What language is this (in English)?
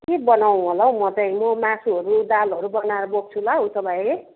Nepali